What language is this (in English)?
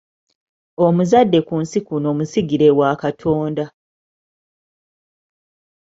Ganda